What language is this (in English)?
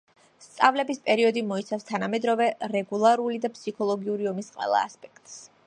Georgian